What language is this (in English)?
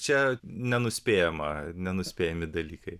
Lithuanian